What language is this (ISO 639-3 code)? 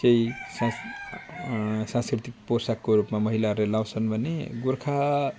nep